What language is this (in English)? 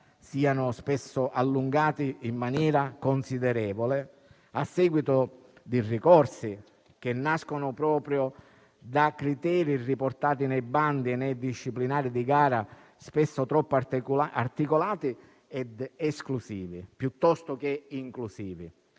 Italian